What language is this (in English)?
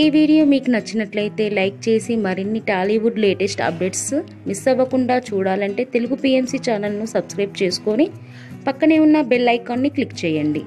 Telugu